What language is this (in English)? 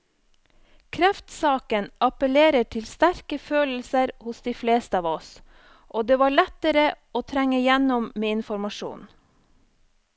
Norwegian